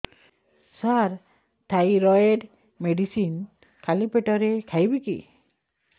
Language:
Odia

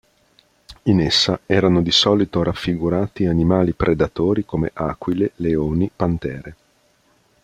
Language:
Italian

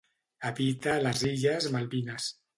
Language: Catalan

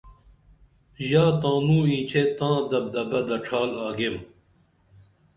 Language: Dameli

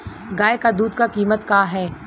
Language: Bhojpuri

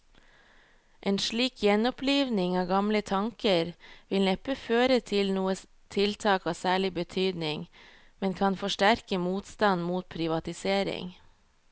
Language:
Norwegian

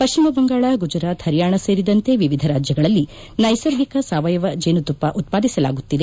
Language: Kannada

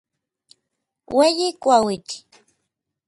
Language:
Orizaba Nahuatl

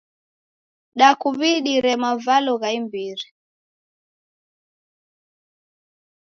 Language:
Taita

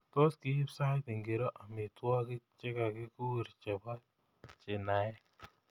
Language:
Kalenjin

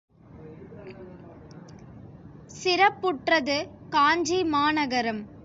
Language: Tamil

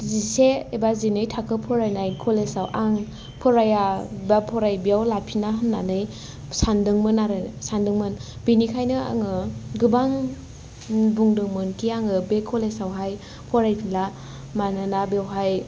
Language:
Bodo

